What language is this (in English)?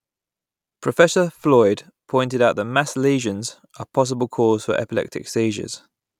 English